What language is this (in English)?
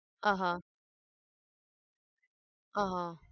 Gujarati